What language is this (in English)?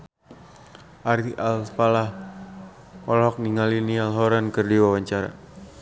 Sundanese